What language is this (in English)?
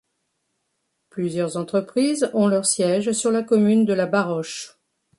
French